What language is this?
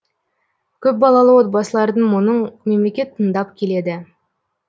Kazakh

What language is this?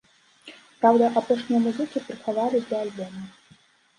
Belarusian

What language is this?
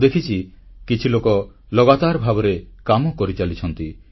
Odia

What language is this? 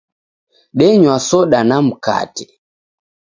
Taita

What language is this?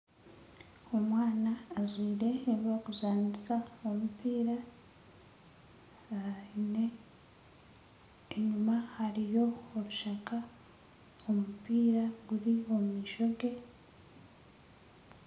Nyankole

